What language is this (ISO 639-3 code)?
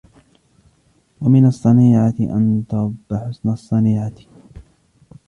ara